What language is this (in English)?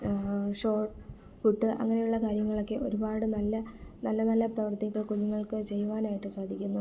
Malayalam